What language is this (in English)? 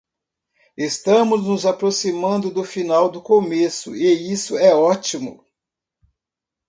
Portuguese